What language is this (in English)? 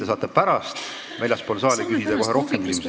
Estonian